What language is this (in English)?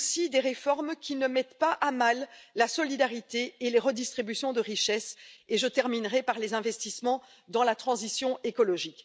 French